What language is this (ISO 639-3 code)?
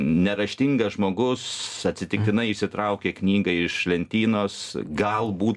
lit